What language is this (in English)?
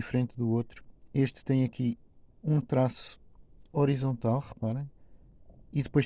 Portuguese